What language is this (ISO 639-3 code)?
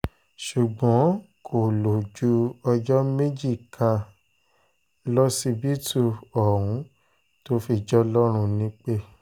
yor